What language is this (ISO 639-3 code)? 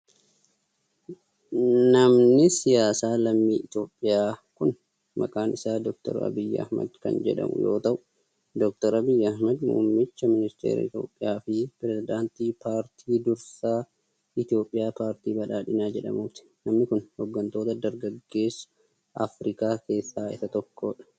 orm